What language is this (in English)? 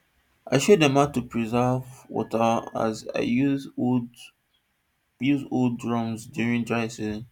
Nigerian Pidgin